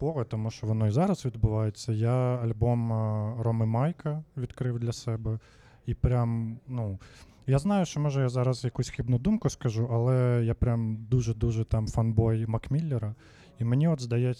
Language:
Ukrainian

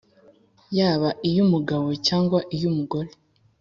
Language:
Kinyarwanda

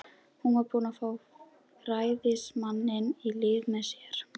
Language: Icelandic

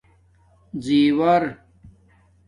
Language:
Domaaki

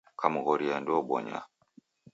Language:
Taita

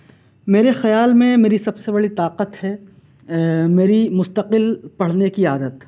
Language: Urdu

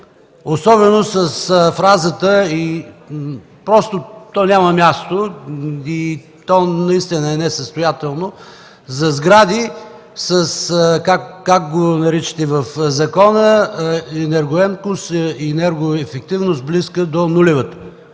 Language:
Bulgarian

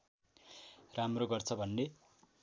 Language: Nepali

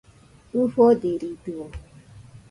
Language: Nüpode Huitoto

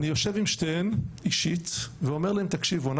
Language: Hebrew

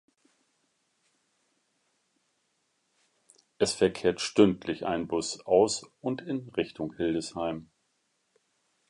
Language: German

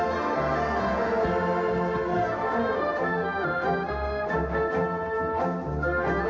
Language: Thai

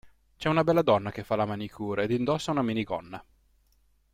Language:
Italian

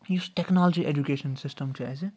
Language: Kashmiri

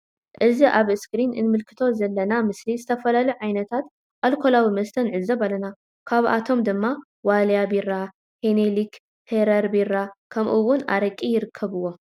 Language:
Tigrinya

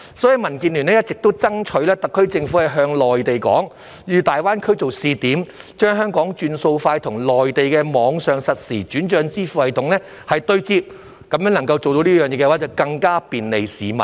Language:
Cantonese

